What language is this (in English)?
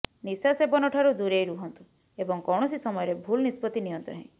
Odia